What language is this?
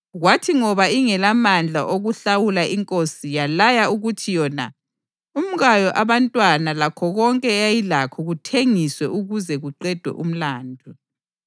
North Ndebele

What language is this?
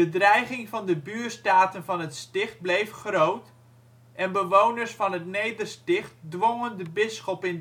Dutch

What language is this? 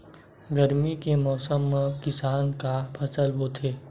Chhattisgarhi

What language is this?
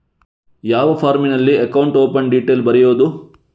Kannada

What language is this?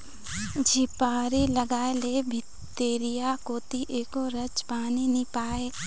Chhattisgarhi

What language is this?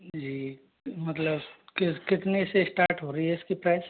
Hindi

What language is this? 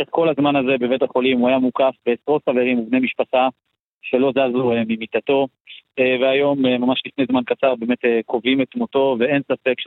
Hebrew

